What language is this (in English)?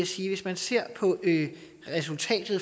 Danish